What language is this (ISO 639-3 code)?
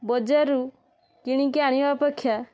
ori